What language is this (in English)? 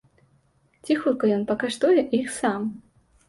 Belarusian